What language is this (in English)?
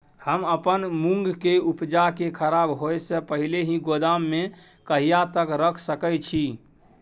Maithili